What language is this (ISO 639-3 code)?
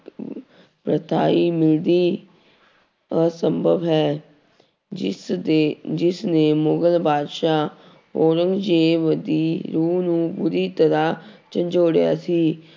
pan